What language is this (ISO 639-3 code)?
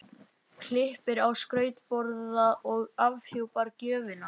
isl